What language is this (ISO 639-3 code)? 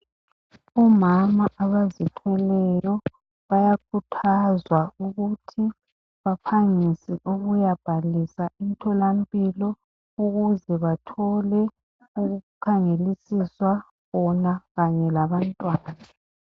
nde